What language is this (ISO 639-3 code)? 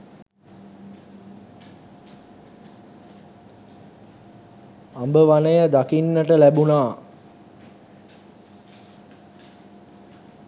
sin